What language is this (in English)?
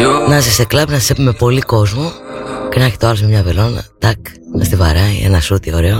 Greek